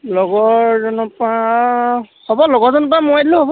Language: Assamese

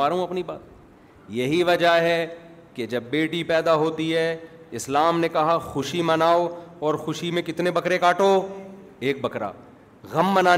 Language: Urdu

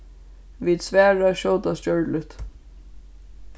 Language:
Faroese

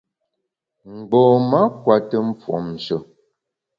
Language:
Bamun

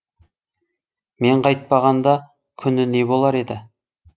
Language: Kazakh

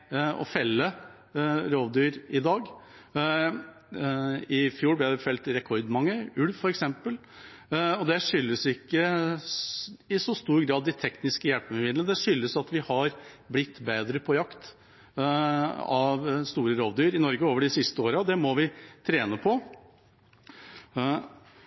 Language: Norwegian Bokmål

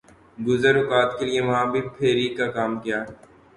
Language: Urdu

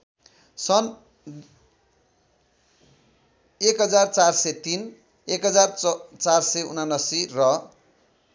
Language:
Nepali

